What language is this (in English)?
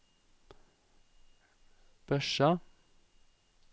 Norwegian